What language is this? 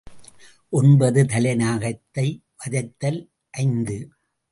Tamil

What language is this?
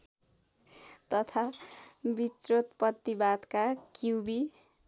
Nepali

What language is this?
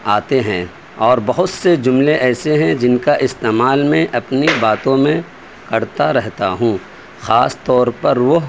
Urdu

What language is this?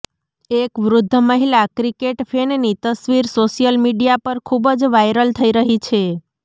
Gujarati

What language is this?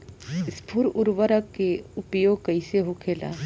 Bhojpuri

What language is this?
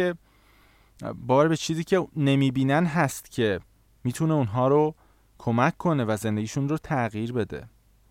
Persian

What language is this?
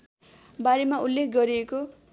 Nepali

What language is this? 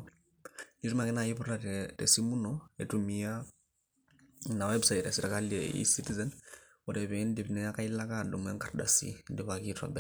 Masai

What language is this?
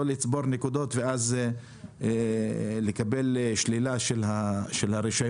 Hebrew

